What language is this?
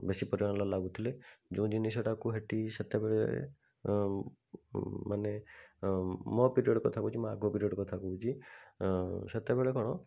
Odia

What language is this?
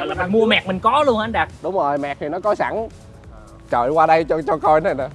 Vietnamese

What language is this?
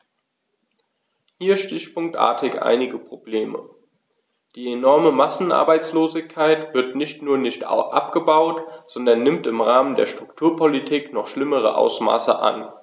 German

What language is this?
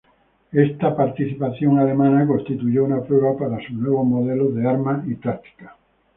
Spanish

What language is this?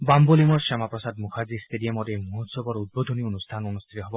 Assamese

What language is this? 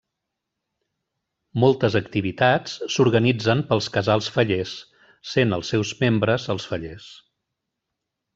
Catalan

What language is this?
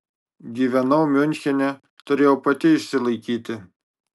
Lithuanian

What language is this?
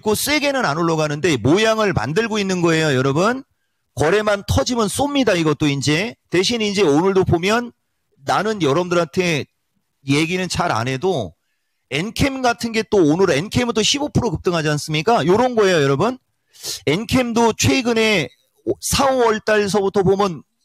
Korean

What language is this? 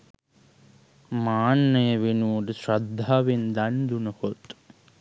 Sinhala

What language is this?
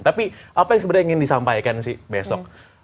Indonesian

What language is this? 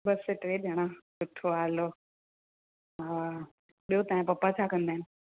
Sindhi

